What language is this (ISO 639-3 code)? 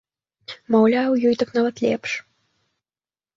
bel